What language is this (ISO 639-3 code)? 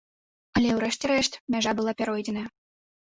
bel